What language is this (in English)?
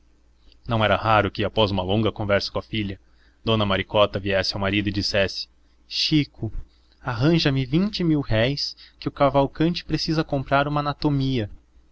Portuguese